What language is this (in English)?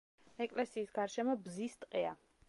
Georgian